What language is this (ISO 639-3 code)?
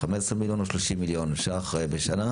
heb